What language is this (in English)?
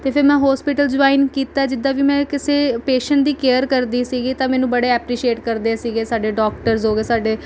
Punjabi